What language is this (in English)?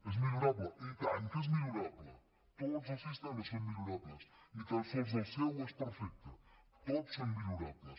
Catalan